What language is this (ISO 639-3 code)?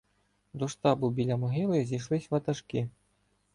ukr